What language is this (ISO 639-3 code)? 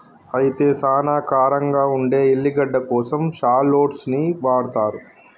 tel